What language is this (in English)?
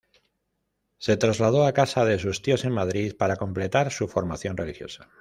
Spanish